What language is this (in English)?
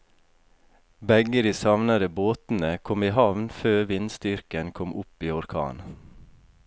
Norwegian